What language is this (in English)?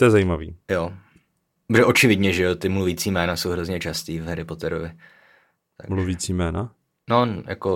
Czech